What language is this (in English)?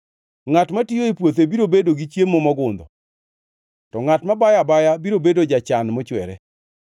Luo (Kenya and Tanzania)